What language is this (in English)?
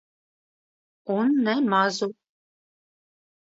Latvian